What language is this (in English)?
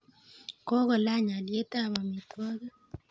Kalenjin